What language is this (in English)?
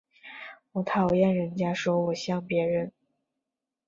Chinese